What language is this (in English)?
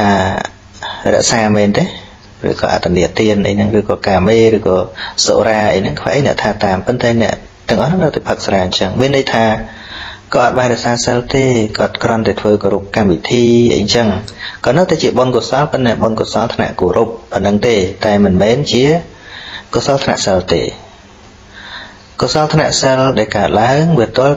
Vietnamese